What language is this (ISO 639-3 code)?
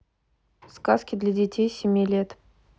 rus